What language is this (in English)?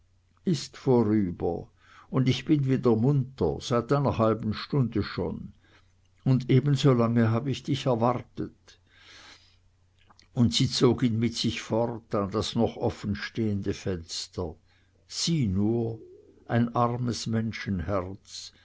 German